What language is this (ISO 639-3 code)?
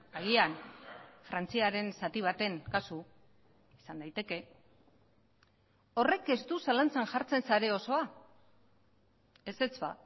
eus